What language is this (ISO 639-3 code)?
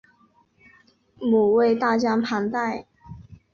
zho